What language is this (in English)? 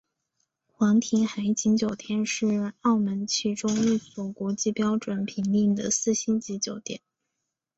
Chinese